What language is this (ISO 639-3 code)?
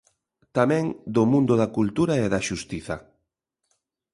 glg